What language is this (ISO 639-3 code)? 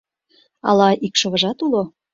chm